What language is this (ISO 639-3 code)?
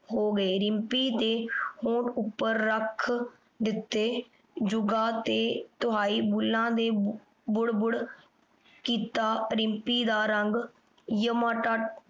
pan